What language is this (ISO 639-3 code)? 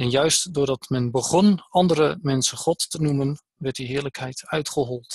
nld